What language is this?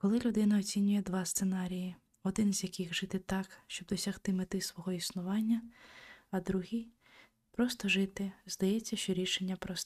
Ukrainian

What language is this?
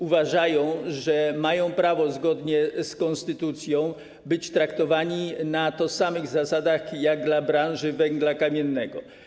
Polish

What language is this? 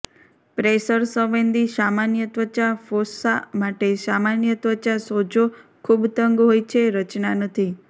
Gujarati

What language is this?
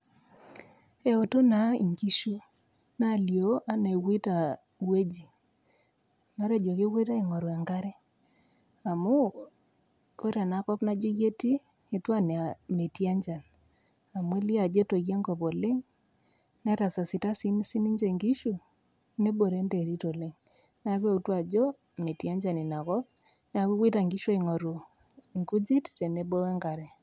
Masai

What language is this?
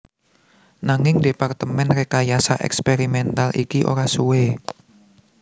Javanese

